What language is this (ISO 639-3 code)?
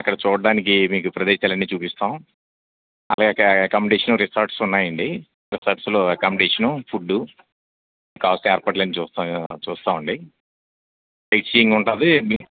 tel